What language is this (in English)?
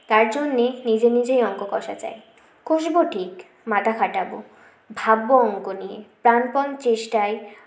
Bangla